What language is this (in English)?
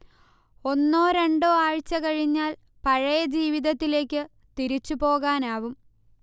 Malayalam